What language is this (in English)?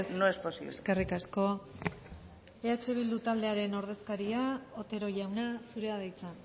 Basque